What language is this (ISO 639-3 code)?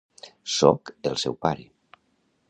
cat